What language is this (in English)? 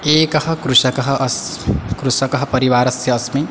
Sanskrit